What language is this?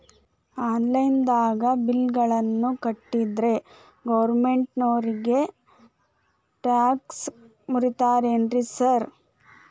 Kannada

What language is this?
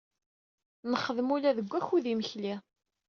Kabyle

